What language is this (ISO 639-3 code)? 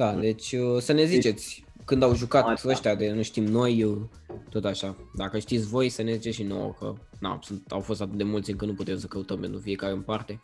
ron